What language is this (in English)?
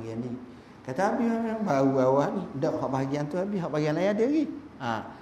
Malay